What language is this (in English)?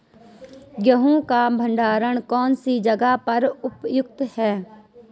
Hindi